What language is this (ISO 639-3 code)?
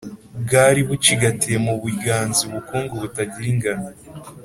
kin